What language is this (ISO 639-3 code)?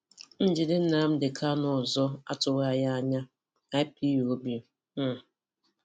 ibo